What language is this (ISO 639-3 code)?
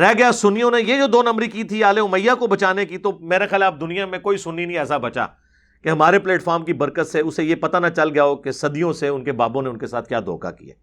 urd